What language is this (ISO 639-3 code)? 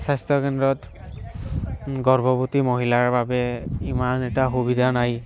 asm